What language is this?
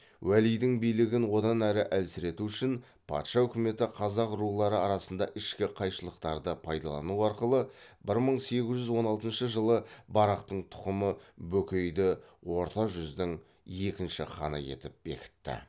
Kazakh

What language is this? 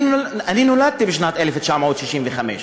Hebrew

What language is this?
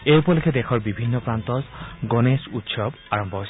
Assamese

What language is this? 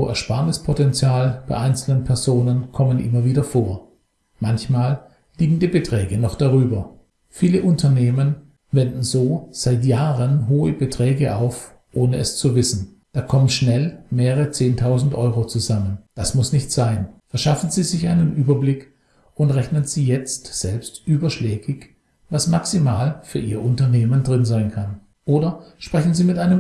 German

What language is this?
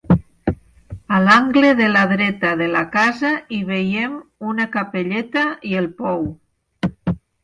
Catalan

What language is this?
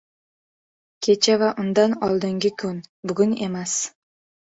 Uzbek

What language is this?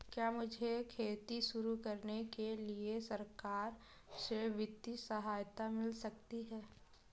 Hindi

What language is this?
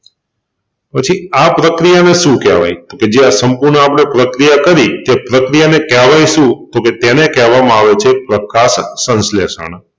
Gujarati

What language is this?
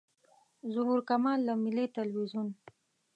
Pashto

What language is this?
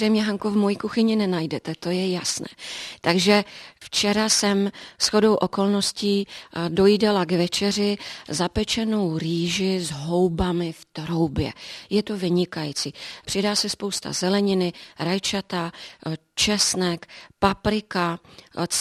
Czech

